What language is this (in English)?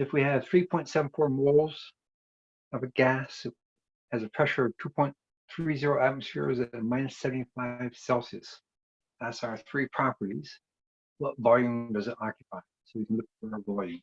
English